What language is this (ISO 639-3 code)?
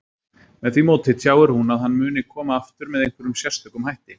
isl